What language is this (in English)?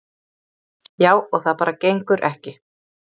Icelandic